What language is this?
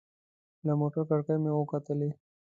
Pashto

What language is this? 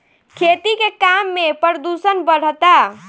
Bhojpuri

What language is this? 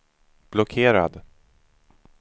Swedish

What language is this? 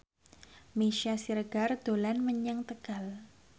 Javanese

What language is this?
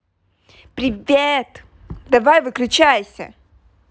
Russian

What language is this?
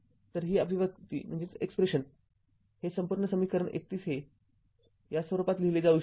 Marathi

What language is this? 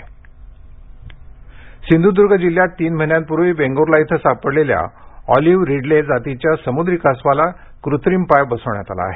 Marathi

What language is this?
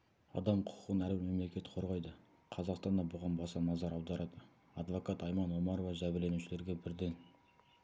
Kazakh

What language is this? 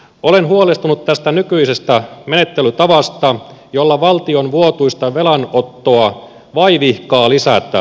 Finnish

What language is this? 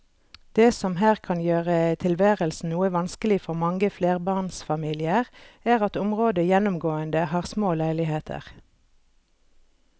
Norwegian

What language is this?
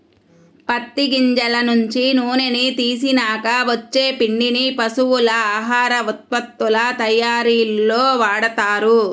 Telugu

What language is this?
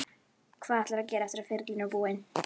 Icelandic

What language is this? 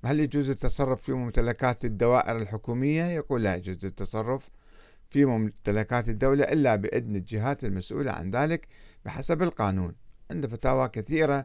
Arabic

